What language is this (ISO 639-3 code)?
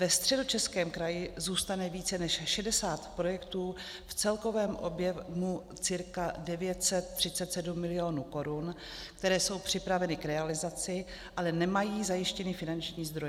ces